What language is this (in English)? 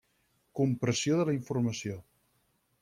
Catalan